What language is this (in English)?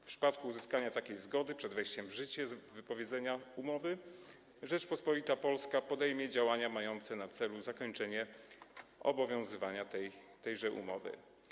Polish